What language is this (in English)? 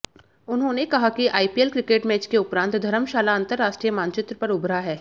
Hindi